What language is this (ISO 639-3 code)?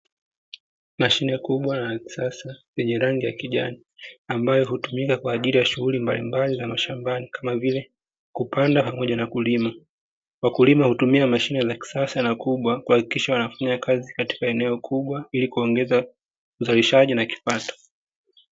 swa